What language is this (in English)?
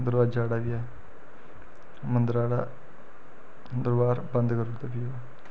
Dogri